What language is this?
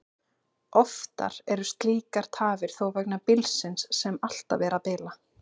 Icelandic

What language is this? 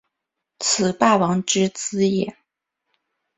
Chinese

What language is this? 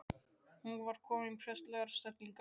Icelandic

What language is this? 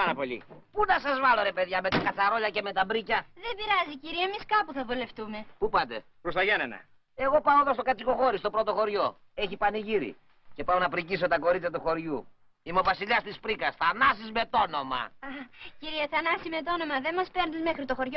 Greek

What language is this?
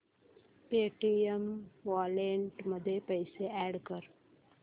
Marathi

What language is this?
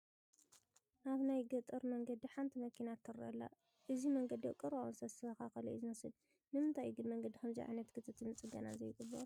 Tigrinya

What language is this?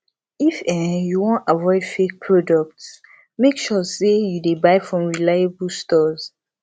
Nigerian Pidgin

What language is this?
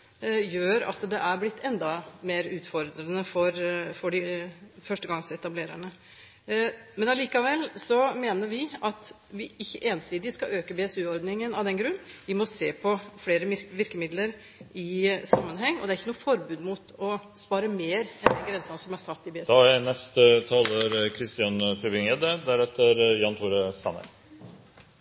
Norwegian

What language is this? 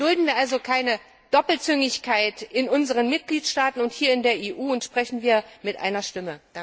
German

